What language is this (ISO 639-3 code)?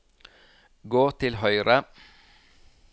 nor